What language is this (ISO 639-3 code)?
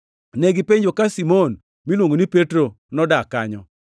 luo